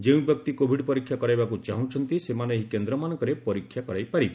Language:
Odia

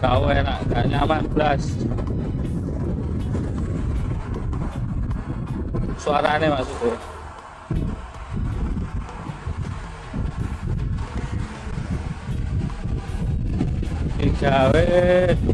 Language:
Indonesian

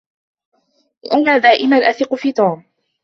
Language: Arabic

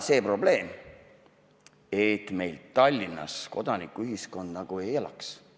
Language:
Estonian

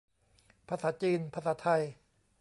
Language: Thai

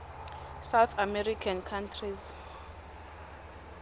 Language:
Swati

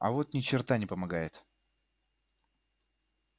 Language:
Russian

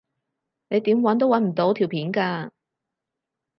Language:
Cantonese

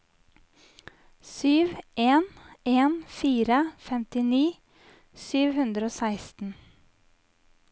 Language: Norwegian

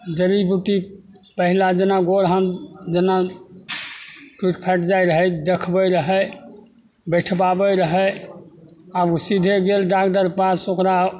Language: Maithili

